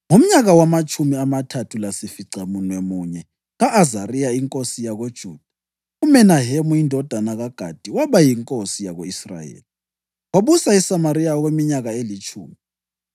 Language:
North Ndebele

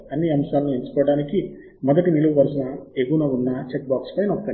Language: Telugu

